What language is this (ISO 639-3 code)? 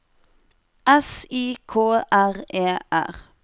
nor